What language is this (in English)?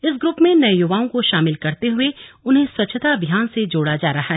Hindi